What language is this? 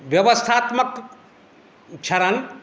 Maithili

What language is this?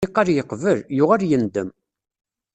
Kabyle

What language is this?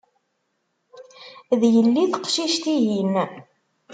Kabyle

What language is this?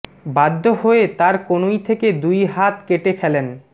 Bangla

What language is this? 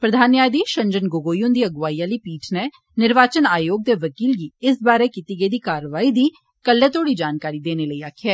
Dogri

